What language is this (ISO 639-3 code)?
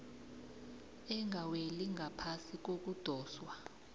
nbl